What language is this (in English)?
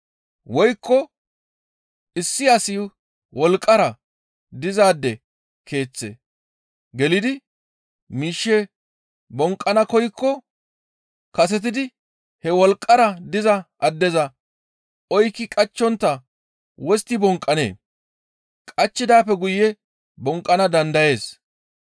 Gamo